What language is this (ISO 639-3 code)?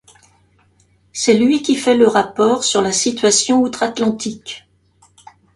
fra